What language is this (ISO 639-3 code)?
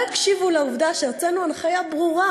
heb